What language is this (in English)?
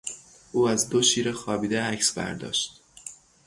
Persian